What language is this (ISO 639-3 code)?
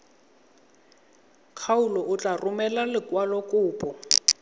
tsn